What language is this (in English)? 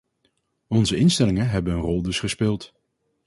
Dutch